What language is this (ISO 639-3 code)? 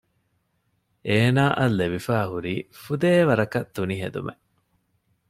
div